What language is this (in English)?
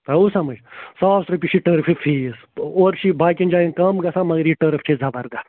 Kashmiri